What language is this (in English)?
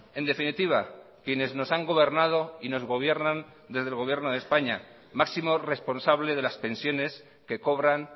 Spanish